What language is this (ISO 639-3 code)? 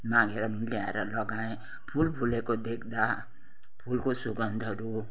nep